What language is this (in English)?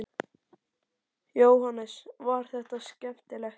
Icelandic